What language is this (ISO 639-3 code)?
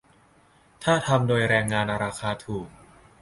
tha